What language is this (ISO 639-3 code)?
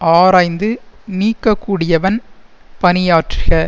tam